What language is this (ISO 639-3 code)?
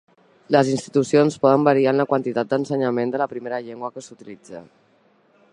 cat